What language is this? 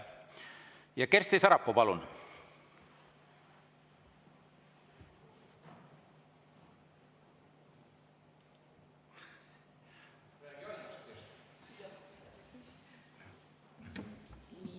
Estonian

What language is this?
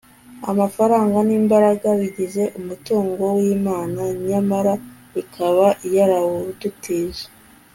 Kinyarwanda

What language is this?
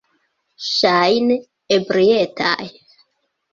Esperanto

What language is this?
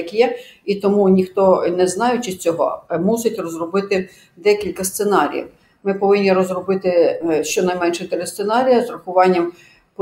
Ukrainian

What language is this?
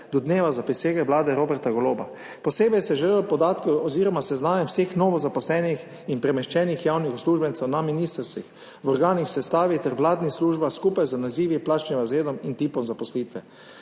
Slovenian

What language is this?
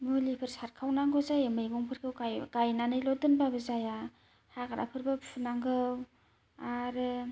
Bodo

